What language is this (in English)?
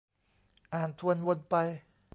Thai